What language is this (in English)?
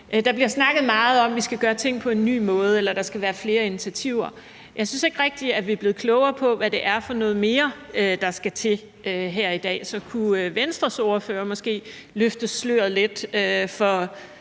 Danish